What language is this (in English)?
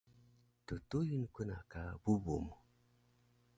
Taroko